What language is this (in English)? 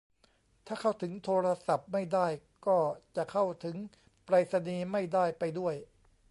Thai